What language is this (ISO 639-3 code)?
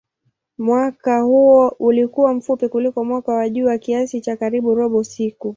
swa